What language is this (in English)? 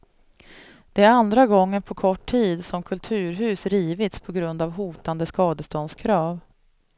Swedish